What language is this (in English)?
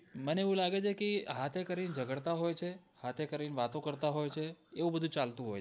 Gujarati